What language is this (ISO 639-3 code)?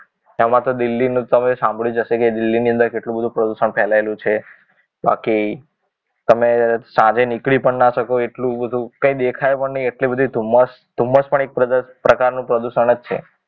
guj